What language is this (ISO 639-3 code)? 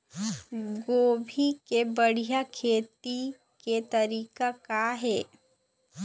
hne